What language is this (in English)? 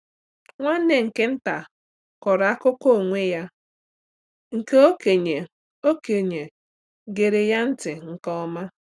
Igbo